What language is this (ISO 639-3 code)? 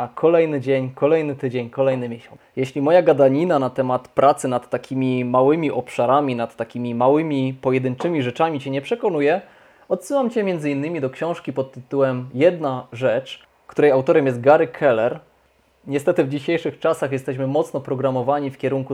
pol